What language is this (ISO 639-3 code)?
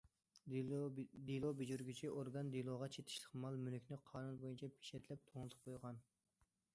uig